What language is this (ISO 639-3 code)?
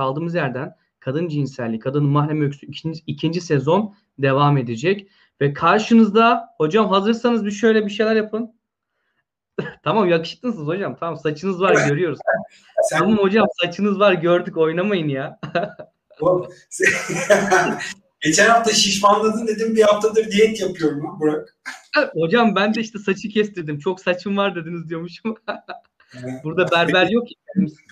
tur